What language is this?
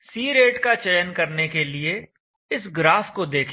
Hindi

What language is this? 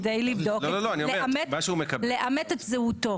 Hebrew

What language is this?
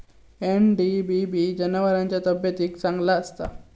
Marathi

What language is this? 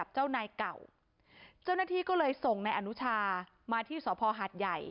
Thai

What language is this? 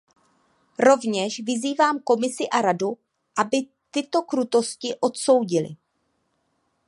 Czech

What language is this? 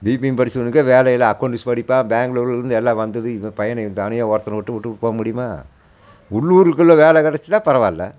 Tamil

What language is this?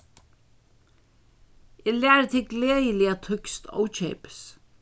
Faroese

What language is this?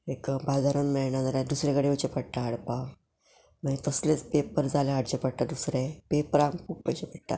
Konkani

